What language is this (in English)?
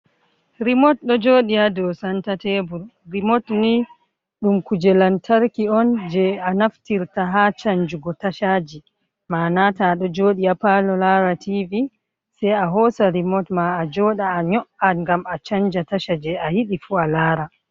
Fula